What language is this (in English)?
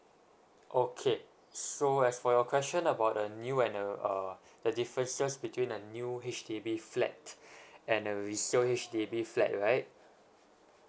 English